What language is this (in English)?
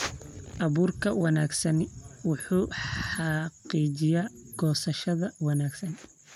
Somali